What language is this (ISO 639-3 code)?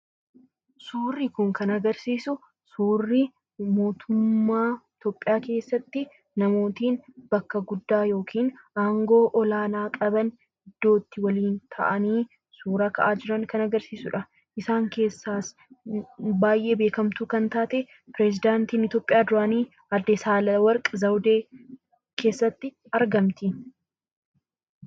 orm